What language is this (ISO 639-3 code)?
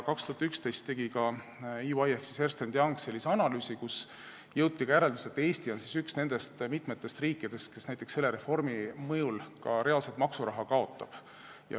est